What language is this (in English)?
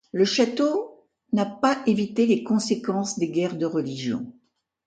French